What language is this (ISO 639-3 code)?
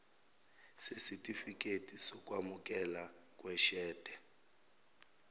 zul